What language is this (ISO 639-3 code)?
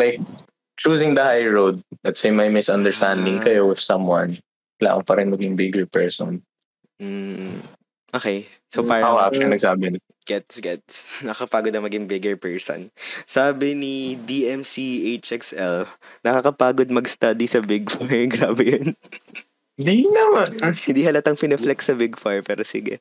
fil